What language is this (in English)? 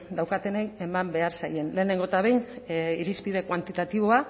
Basque